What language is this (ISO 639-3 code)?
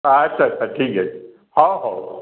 ori